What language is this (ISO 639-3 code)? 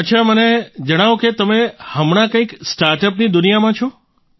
guj